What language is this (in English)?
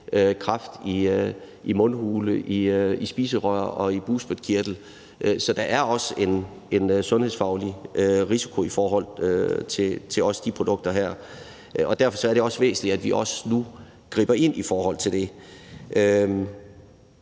Danish